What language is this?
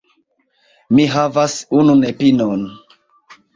Esperanto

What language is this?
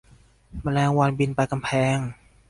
Thai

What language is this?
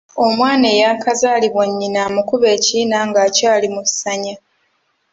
Ganda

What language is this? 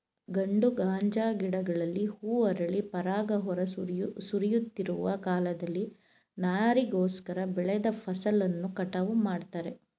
Kannada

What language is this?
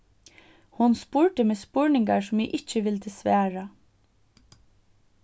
Faroese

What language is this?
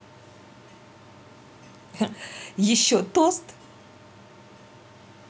Russian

